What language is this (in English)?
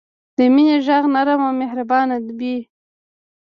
Pashto